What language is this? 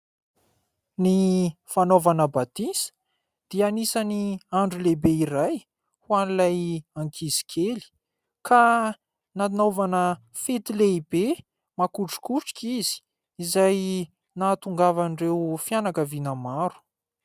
Malagasy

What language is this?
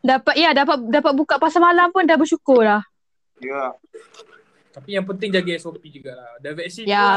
Malay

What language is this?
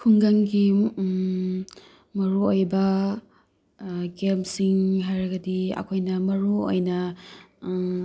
Manipuri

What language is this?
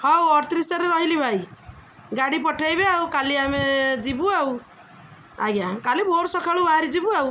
Odia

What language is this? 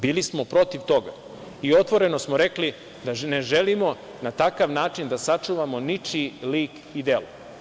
Serbian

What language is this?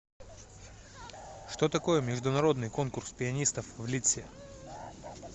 Russian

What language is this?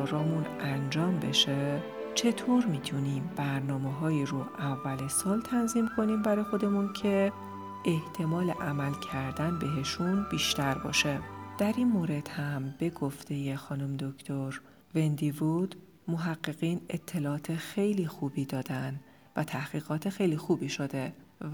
Persian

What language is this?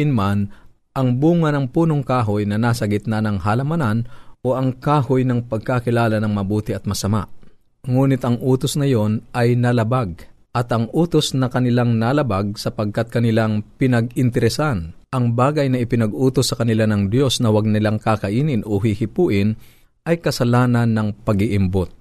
Filipino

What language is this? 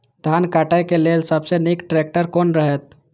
Maithili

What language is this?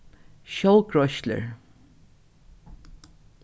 Faroese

